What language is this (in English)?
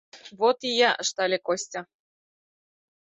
Mari